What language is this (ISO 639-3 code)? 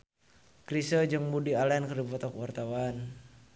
sun